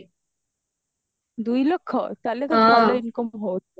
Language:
Odia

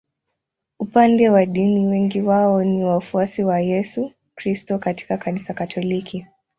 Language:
Swahili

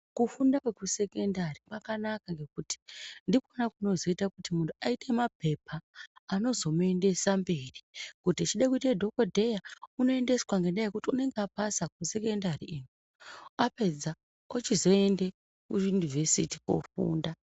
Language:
Ndau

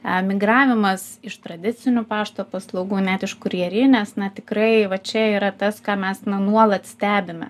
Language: Lithuanian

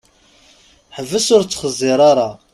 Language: Kabyle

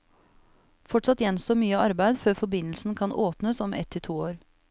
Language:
Norwegian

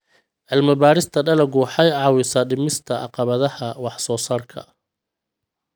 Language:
Somali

